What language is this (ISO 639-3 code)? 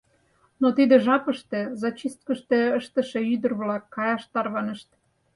chm